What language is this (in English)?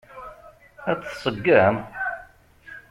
Kabyle